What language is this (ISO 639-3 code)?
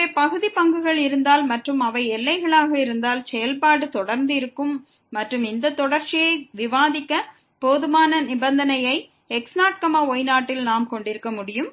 tam